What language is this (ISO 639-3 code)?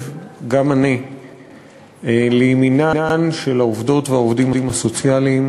heb